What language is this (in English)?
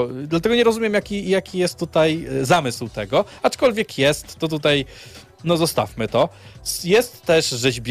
Polish